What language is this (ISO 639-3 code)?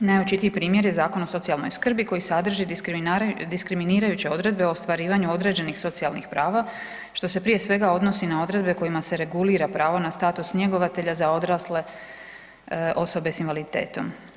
hrv